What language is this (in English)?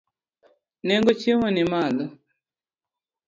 Luo (Kenya and Tanzania)